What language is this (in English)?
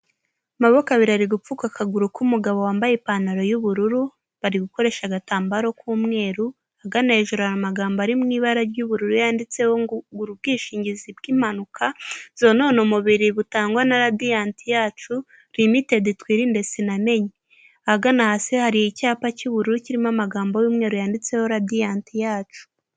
Kinyarwanda